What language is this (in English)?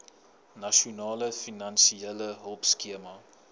Afrikaans